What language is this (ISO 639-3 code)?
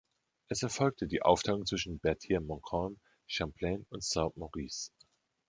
deu